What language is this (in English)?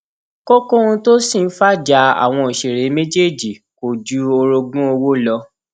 Yoruba